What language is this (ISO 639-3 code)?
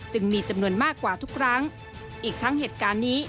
tha